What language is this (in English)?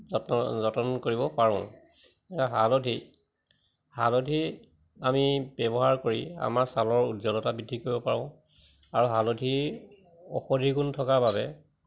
Assamese